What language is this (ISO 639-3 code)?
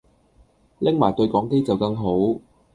yue